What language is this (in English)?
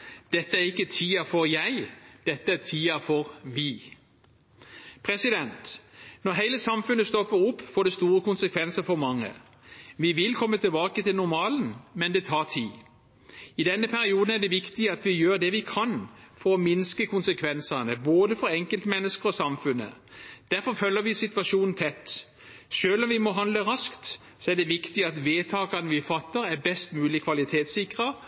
Norwegian Bokmål